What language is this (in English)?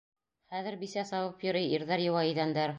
Bashkir